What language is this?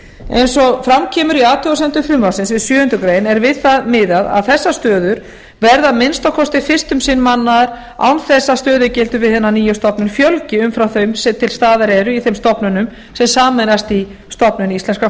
Icelandic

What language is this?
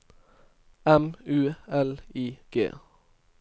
Norwegian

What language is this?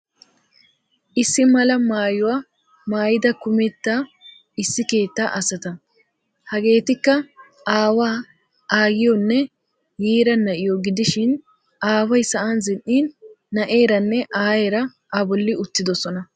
Wolaytta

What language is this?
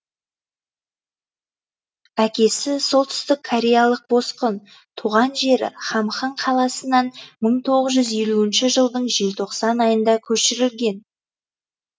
Kazakh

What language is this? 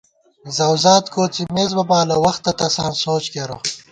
Gawar-Bati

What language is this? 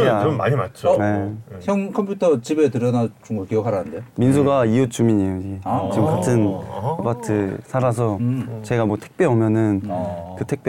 Korean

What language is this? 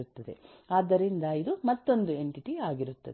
Kannada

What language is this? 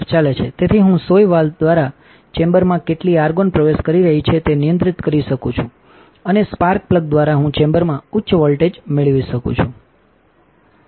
Gujarati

